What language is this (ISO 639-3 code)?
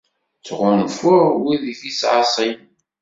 kab